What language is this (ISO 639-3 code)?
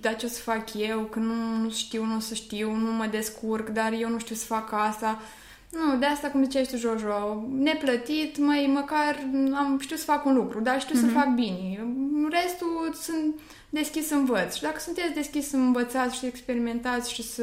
ron